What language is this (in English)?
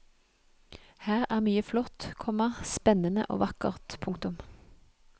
Norwegian